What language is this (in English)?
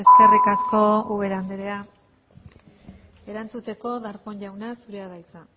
Basque